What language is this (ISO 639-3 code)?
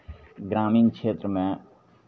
mai